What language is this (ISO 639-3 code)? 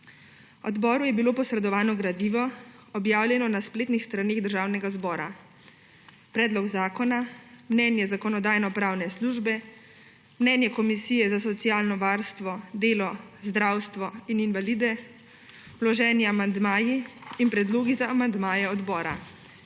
slv